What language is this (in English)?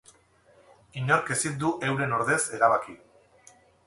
Basque